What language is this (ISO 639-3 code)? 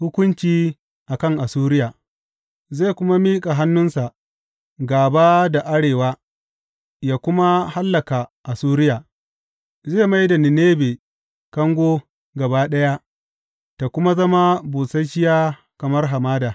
hau